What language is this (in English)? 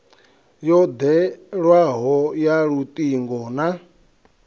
Venda